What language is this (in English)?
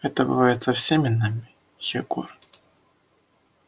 Russian